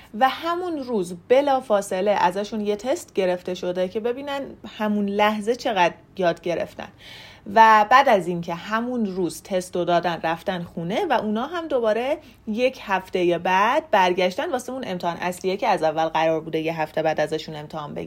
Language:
Persian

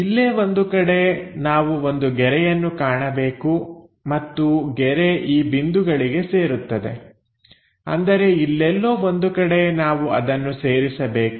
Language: Kannada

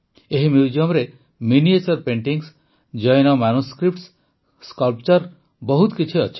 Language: Odia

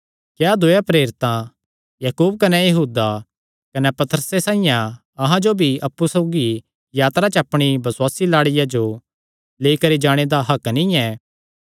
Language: Kangri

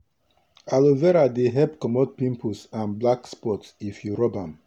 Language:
Nigerian Pidgin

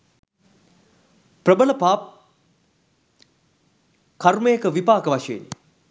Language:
Sinhala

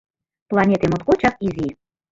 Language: Mari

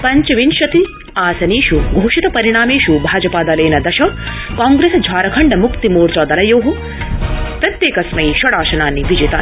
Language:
Sanskrit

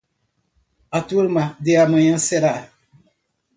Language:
Portuguese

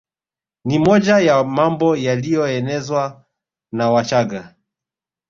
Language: Swahili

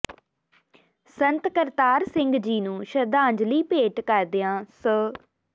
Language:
Punjabi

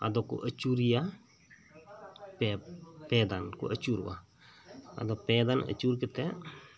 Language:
Santali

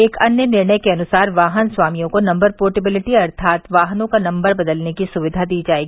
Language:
Hindi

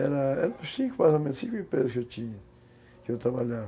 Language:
Portuguese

